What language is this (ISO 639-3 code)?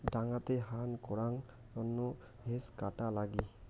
ben